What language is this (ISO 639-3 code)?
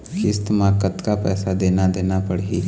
hne